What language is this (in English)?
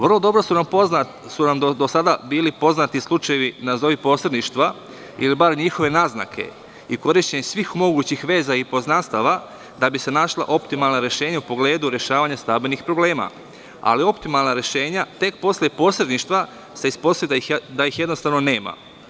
Serbian